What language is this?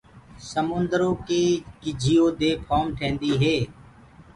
Gurgula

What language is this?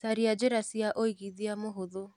Kikuyu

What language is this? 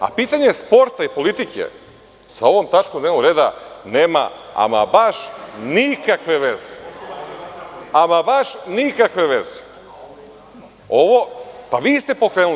Serbian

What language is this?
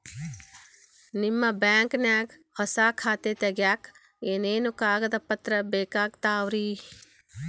Kannada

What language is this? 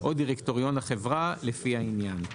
Hebrew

